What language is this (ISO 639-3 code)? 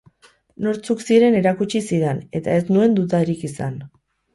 eus